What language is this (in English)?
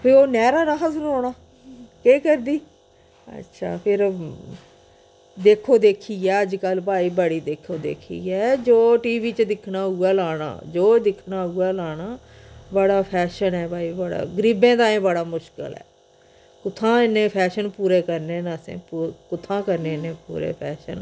Dogri